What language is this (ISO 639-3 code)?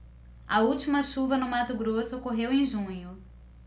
por